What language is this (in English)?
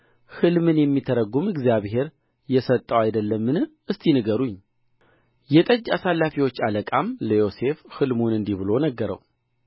Amharic